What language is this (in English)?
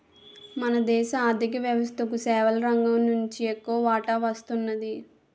Telugu